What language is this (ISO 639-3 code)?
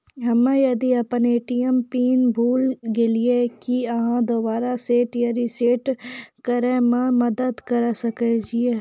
mai